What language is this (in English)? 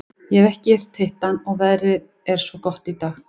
Icelandic